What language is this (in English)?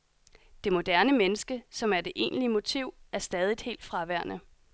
Danish